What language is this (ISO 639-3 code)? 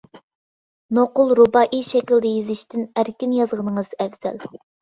uig